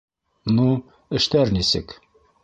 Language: Bashkir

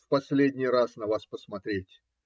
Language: Russian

